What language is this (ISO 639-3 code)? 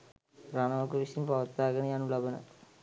sin